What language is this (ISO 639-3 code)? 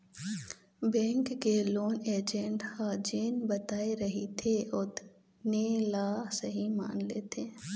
hne